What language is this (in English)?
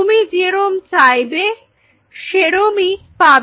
Bangla